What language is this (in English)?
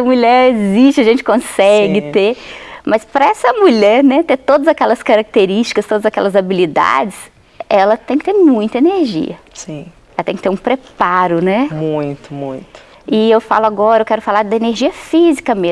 Portuguese